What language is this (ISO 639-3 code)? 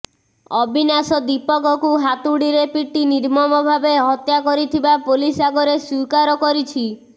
ori